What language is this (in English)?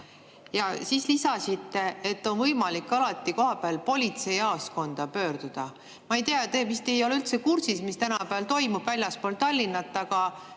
Estonian